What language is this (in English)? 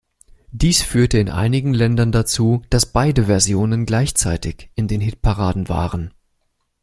German